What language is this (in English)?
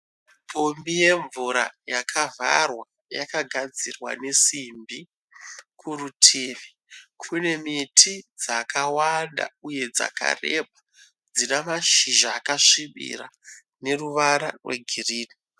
Shona